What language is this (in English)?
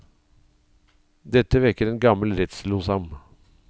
Norwegian